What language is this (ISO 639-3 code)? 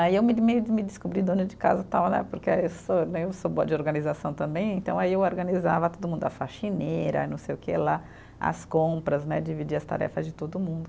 por